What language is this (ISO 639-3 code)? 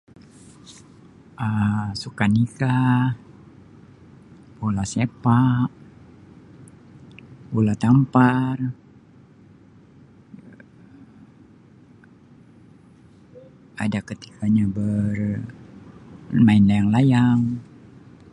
msi